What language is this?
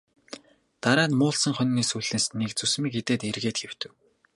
Mongolian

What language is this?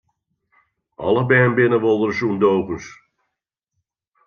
Western Frisian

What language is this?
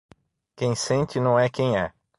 Portuguese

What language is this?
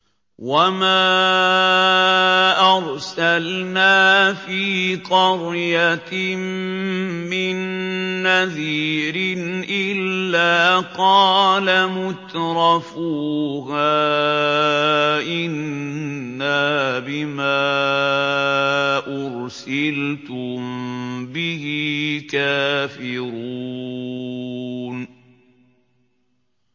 Arabic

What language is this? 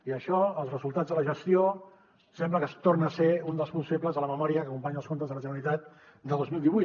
Catalan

